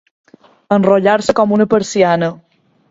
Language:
Catalan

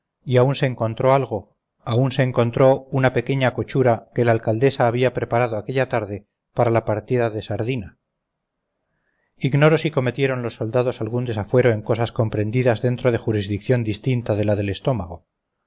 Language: Spanish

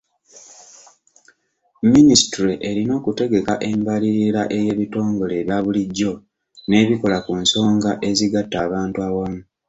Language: Ganda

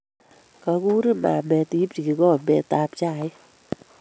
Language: Kalenjin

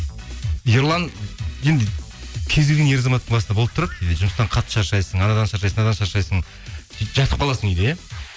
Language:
Kazakh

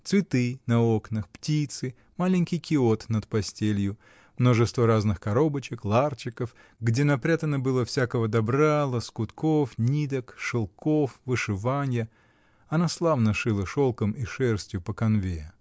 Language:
Russian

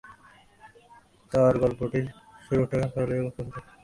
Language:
Bangla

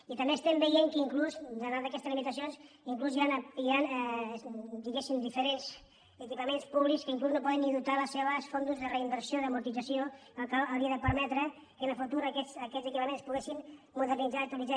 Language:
Catalan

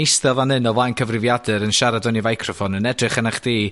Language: Welsh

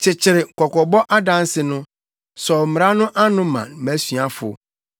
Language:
Akan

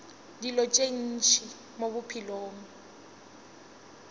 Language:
Northern Sotho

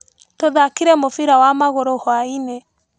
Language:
Kikuyu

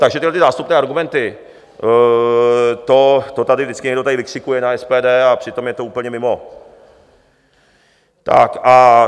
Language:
Czech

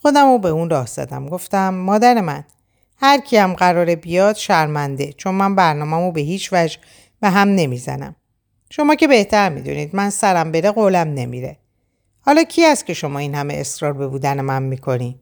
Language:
Persian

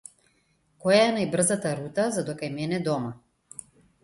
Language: Macedonian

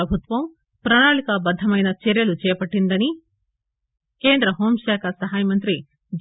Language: Telugu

